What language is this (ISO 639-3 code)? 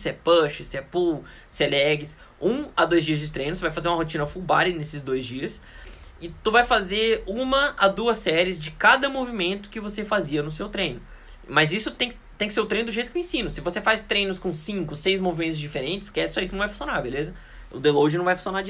por